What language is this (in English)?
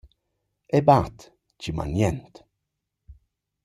Romansh